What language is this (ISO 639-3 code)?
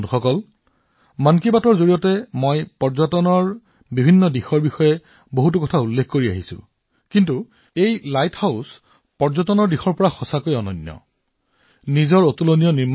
asm